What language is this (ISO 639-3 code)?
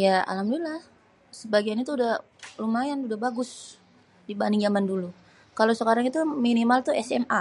bew